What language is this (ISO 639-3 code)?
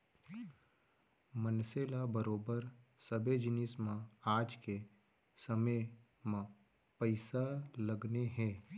hne